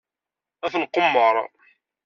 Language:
Kabyle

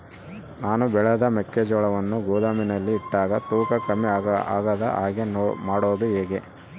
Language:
Kannada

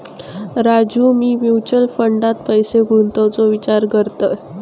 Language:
Marathi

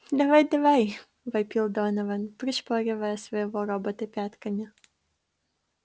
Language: Russian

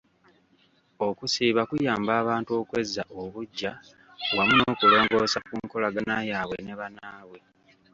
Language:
Ganda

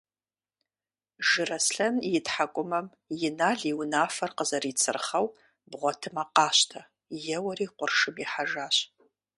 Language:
Kabardian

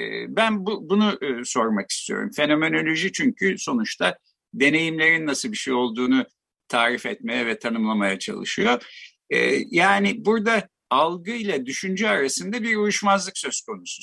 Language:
Turkish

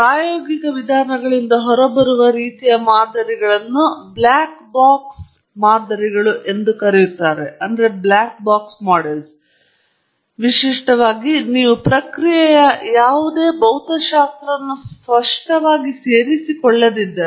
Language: Kannada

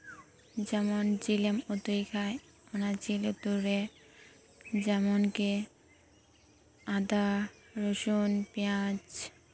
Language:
Santali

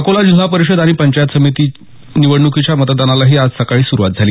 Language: Marathi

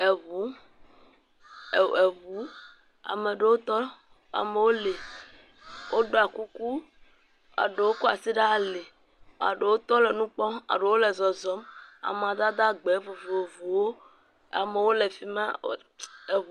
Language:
Ewe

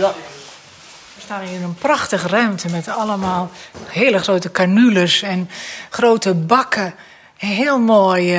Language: Dutch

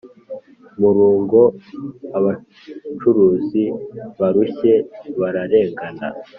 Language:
Kinyarwanda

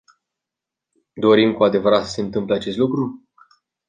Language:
Romanian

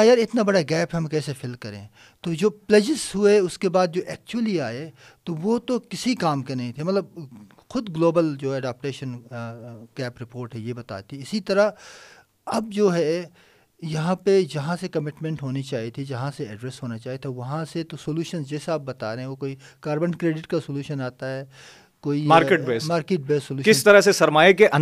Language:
Urdu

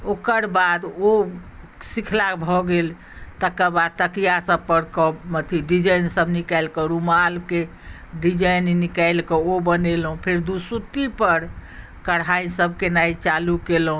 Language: Maithili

